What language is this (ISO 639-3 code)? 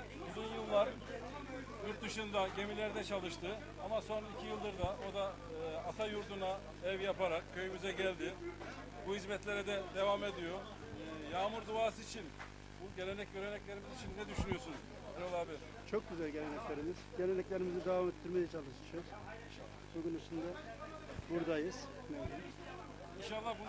tur